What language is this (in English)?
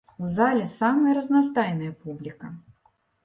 Belarusian